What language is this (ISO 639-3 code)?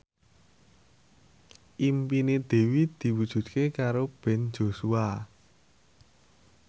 jav